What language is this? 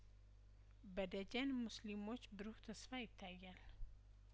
Amharic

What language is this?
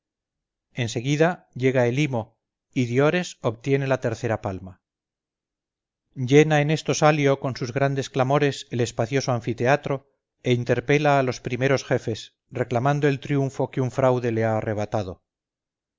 Spanish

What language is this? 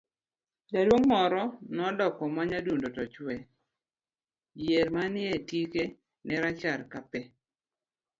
Luo (Kenya and Tanzania)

